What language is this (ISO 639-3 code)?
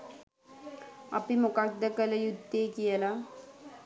sin